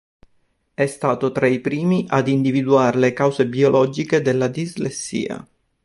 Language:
Italian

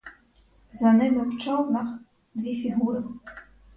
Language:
Ukrainian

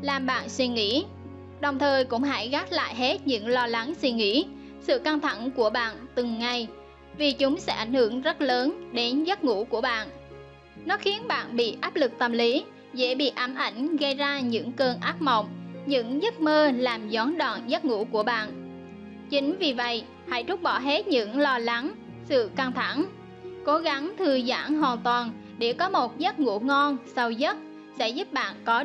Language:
Vietnamese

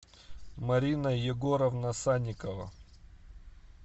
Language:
Russian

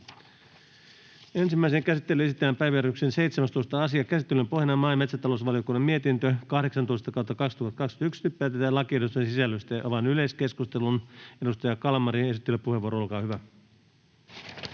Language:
Finnish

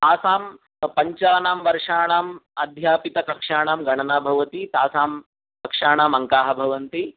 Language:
Sanskrit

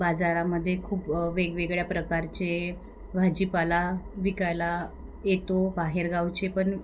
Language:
Marathi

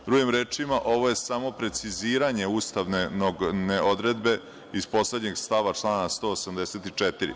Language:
Serbian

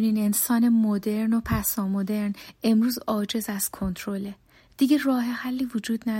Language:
Persian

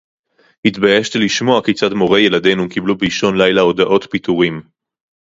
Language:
Hebrew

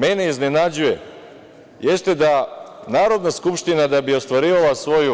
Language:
Serbian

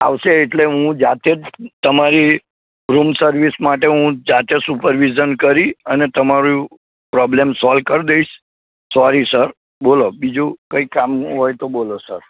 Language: Gujarati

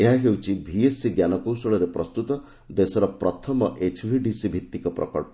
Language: Odia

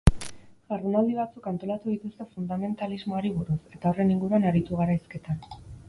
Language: Basque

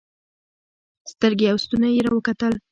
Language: Pashto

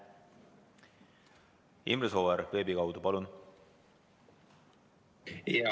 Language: Estonian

